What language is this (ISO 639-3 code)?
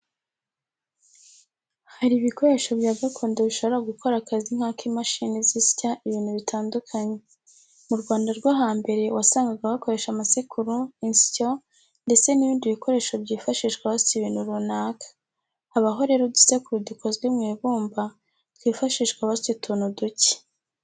kin